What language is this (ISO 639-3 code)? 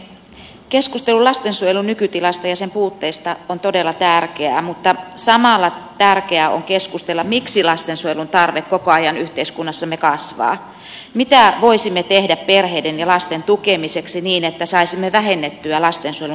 fin